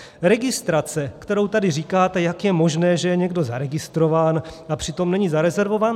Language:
Czech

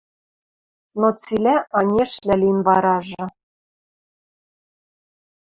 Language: Western Mari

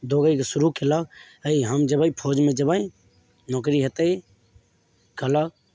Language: Maithili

